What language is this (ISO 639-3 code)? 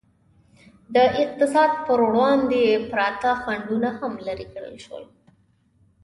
pus